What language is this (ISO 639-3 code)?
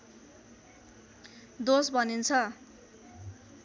nep